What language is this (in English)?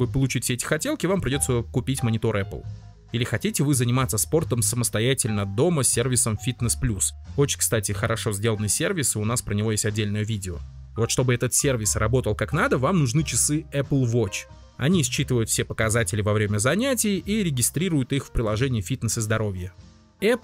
Russian